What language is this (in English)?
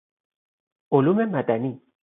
Persian